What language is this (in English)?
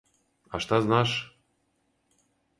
Serbian